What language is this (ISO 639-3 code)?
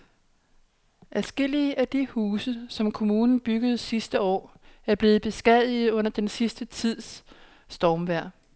dan